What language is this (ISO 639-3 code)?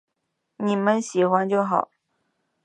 zho